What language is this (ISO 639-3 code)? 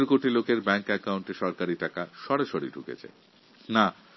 ben